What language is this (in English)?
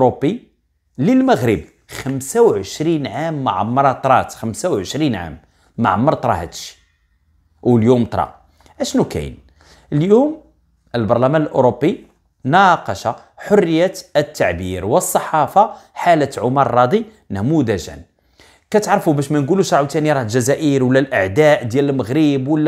Arabic